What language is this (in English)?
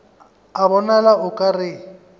Northern Sotho